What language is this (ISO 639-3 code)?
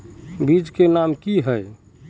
mag